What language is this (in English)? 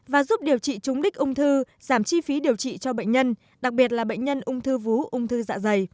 Vietnamese